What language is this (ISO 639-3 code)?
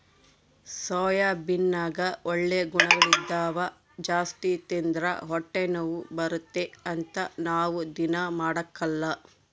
kan